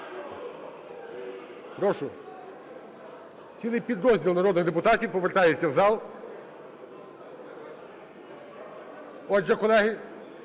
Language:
Ukrainian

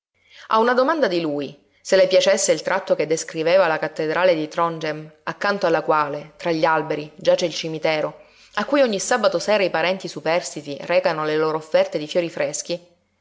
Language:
Italian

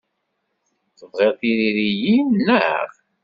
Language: Kabyle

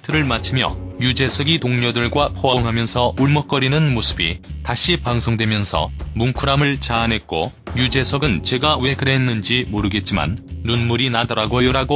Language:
Korean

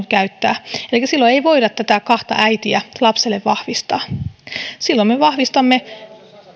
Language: Finnish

